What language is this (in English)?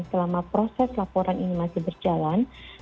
Indonesian